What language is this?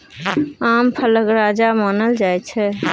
Maithili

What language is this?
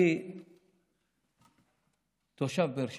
Hebrew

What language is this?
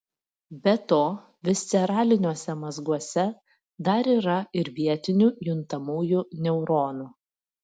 Lithuanian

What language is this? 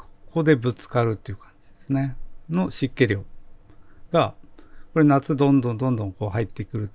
Japanese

